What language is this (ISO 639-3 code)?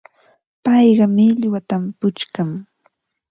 qva